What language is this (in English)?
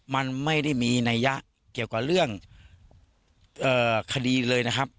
Thai